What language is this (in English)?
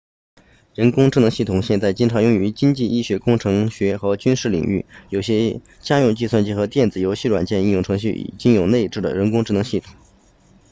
Chinese